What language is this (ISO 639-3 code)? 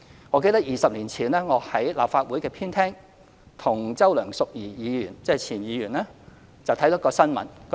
yue